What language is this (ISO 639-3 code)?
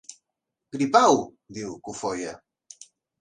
cat